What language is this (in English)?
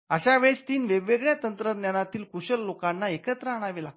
Marathi